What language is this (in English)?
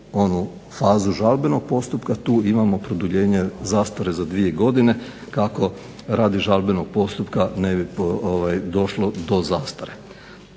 Croatian